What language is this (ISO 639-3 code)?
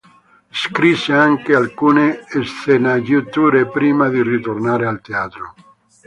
ita